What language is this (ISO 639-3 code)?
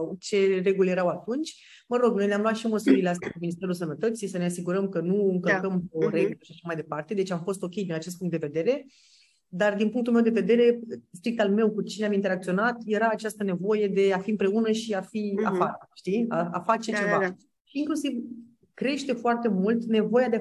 ron